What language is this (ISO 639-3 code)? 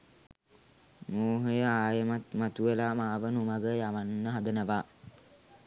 sin